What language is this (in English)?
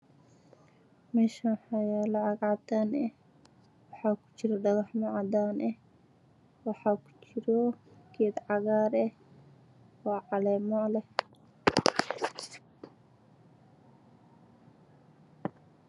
Somali